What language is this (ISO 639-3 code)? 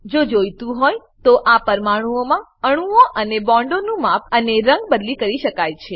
guj